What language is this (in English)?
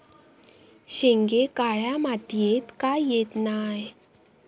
Marathi